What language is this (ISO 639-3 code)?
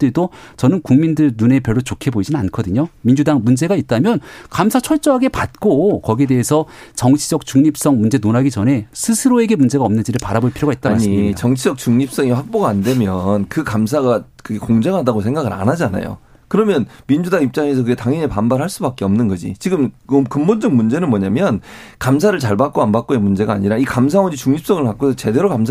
kor